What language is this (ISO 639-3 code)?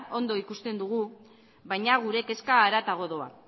eus